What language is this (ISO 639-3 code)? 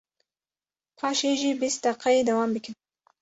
kur